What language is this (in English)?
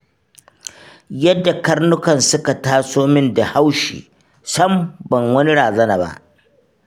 Hausa